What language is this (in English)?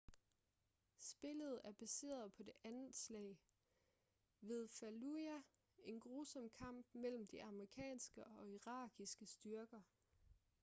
Danish